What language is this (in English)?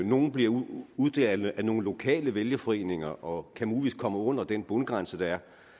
Danish